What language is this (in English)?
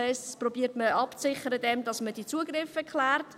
Swiss German